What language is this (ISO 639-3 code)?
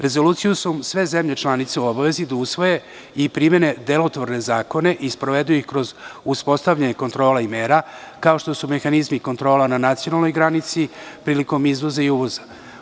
srp